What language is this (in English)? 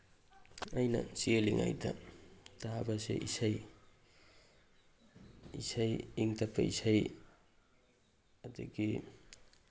Manipuri